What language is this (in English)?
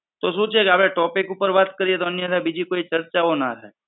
Gujarati